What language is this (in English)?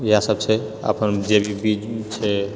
Maithili